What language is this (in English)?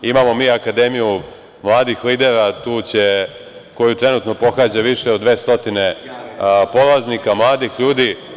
Serbian